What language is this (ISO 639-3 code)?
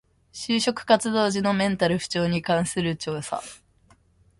jpn